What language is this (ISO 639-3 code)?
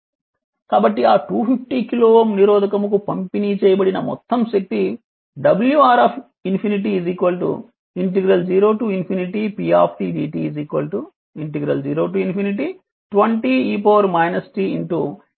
tel